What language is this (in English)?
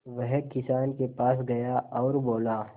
Hindi